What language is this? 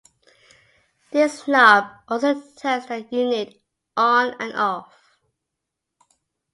English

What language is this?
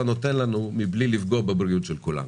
Hebrew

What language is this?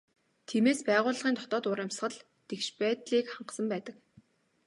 Mongolian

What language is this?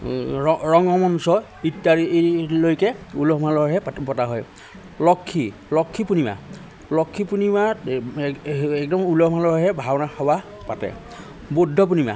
Assamese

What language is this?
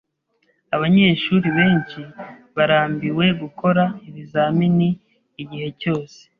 Kinyarwanda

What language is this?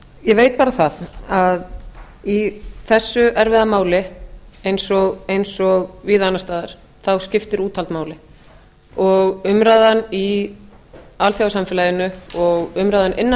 Icelandic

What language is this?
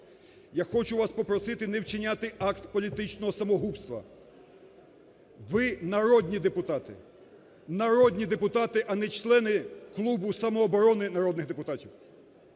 Ukrainian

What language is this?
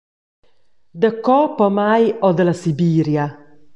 Romansh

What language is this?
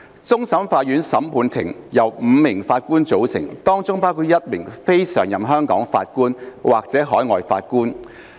Cantonese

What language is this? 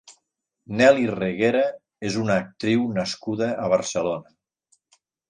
Catalan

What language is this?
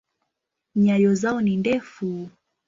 Swahili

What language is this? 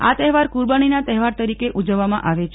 Gujarati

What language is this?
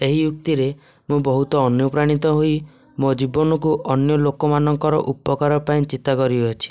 Odia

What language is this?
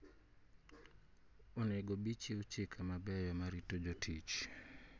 Luo (Kenya and Tanzania)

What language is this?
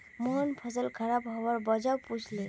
Magahi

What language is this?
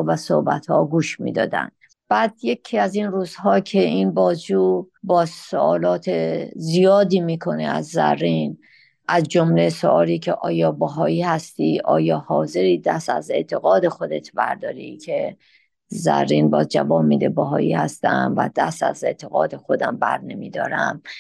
Persian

